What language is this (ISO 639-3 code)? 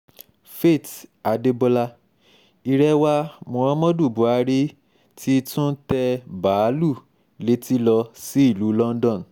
yor